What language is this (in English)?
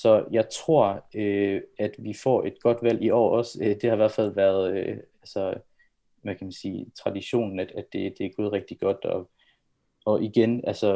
Danish